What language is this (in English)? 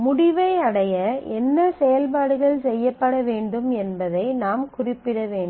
Tamil